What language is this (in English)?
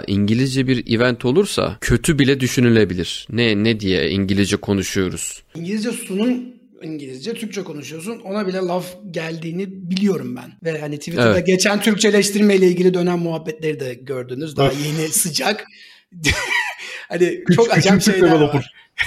Turkish